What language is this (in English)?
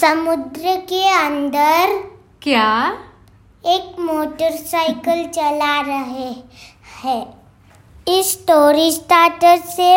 Hindi